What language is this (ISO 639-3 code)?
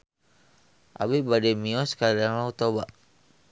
sun